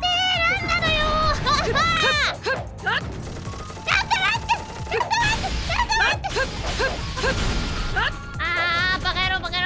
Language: Japanese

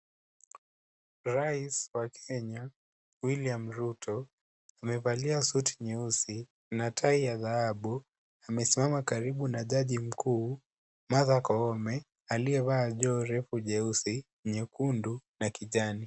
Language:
Swahili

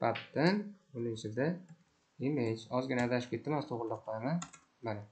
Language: Turkish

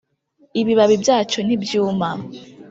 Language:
Kinyarwanda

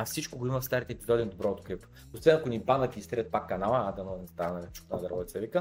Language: Bulgarian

